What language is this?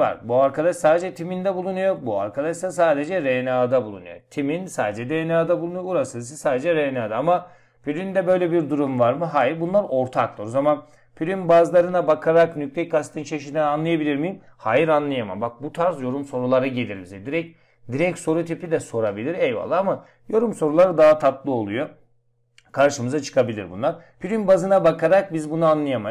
Turkish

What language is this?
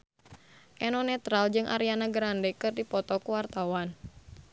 Sundanese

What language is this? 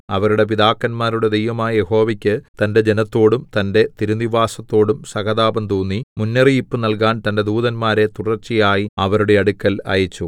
Malayalam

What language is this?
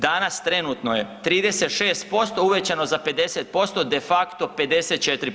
Croatian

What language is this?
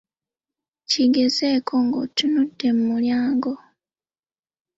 Ganda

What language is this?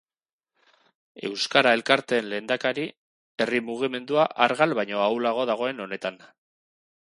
Basque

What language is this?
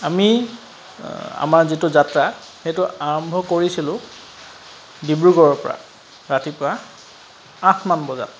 Assamese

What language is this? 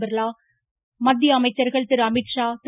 Tamil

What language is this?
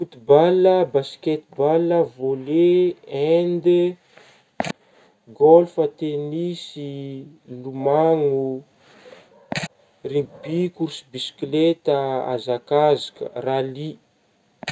Northern Betsimisaraka Malagasy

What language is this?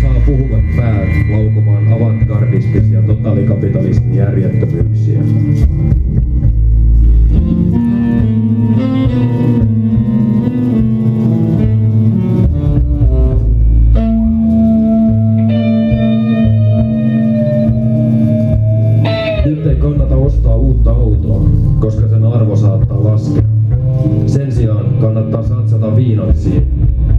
Finnish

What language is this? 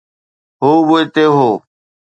Sindhi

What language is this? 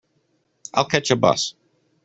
English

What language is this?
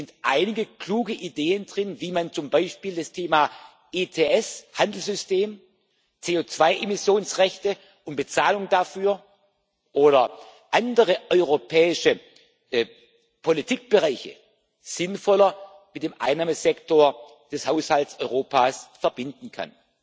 German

